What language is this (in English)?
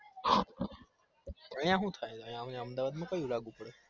Gujarati